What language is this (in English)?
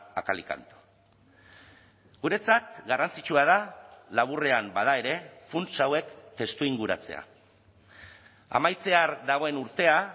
Basque